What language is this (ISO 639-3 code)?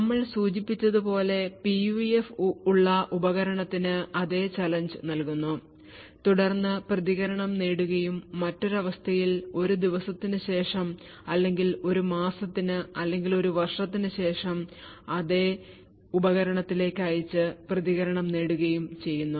mal